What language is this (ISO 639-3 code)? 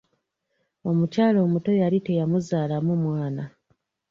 lug